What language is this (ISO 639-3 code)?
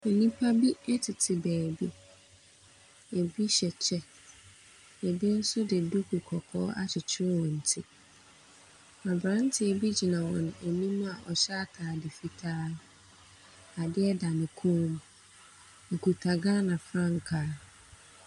aka